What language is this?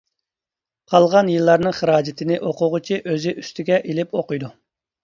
Uyghur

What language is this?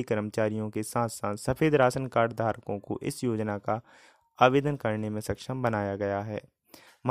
Hindi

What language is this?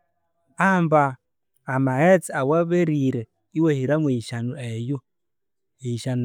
Konzo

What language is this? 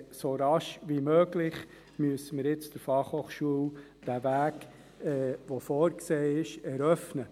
Swiss German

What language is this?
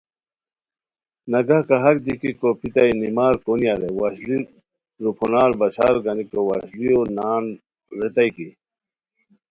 Khowar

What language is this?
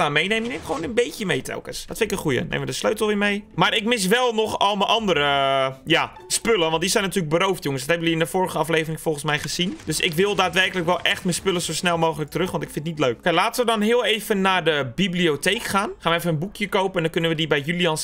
Dutch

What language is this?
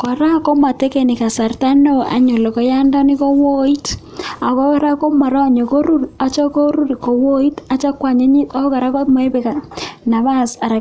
Kalenjin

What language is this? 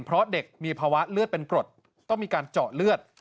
Thai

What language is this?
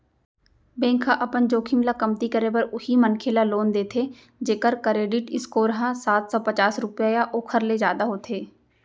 Chhattisgarhi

